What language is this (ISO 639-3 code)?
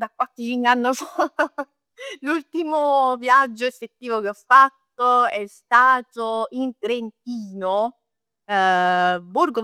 nap